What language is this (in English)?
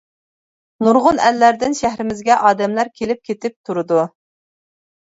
Uyghur